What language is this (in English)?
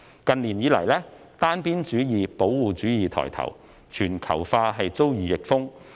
Cantonese